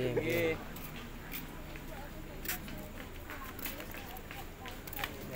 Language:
Indonesian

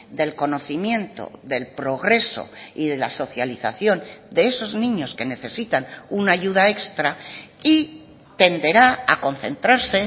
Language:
Spanish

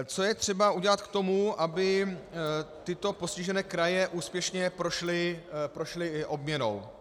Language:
Czech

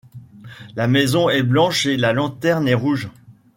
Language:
French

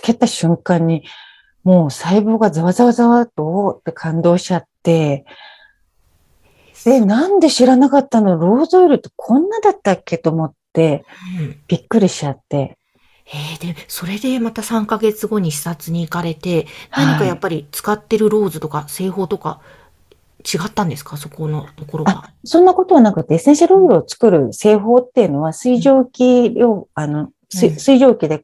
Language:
Japanese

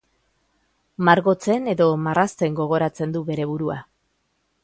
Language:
Basque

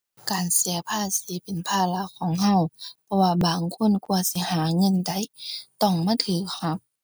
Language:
Thai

